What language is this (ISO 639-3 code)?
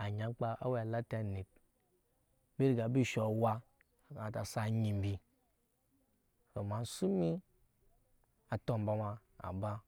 yes